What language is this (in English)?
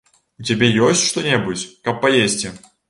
Belarusian